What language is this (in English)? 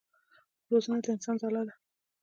Pashto